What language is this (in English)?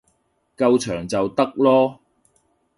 Cantonese